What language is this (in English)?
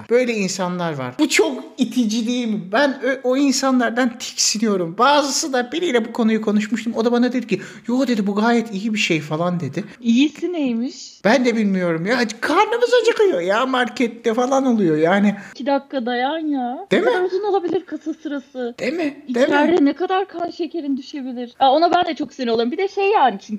Turkish